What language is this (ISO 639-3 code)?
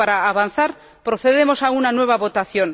spa